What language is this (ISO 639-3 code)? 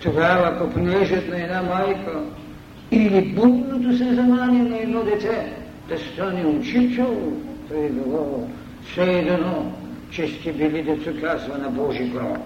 bul